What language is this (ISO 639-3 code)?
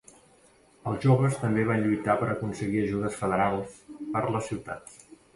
cat